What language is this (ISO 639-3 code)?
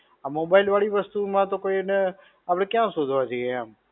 guj